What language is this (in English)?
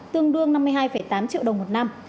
Vietnamese